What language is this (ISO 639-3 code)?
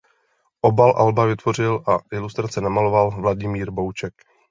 ces